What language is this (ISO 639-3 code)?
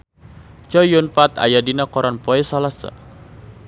sun